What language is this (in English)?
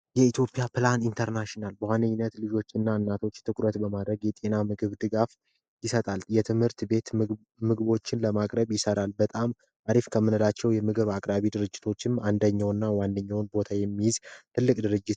Amharic